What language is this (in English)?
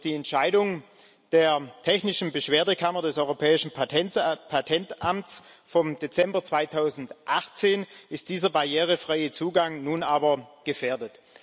German